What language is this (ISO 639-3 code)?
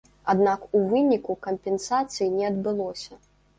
bel